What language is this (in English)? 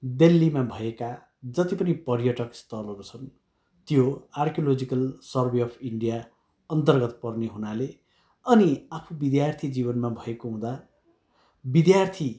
Nepali